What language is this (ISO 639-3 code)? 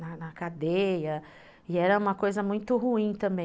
por